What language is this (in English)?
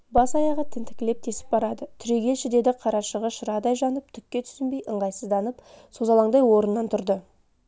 Kazakh